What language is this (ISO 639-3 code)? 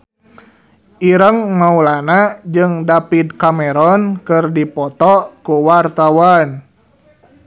sun